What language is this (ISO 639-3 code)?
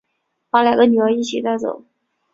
zho